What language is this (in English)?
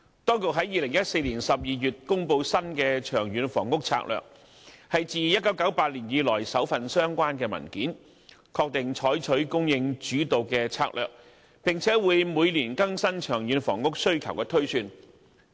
Cantonese